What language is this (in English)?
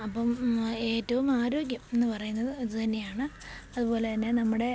Malayalam